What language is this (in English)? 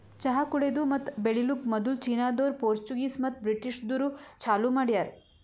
Kannada